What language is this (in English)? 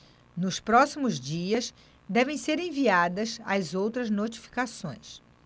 Portuguese